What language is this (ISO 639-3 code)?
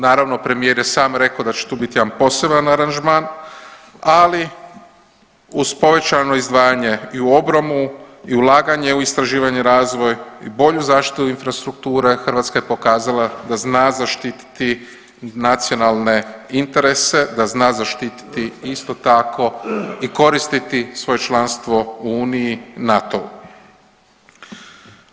hrv